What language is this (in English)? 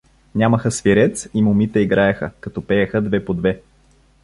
Bulgarian